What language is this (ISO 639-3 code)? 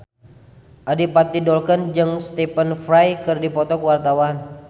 sun